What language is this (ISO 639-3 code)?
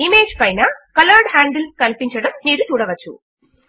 tel